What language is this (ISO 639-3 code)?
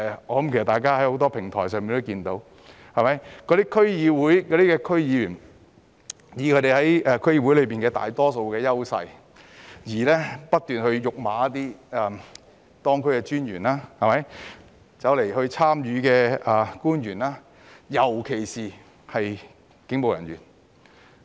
yue